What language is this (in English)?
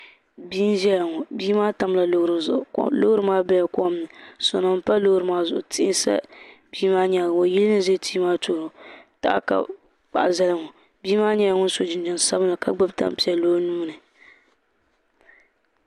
Dagbani